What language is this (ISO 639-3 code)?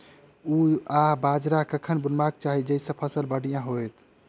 mai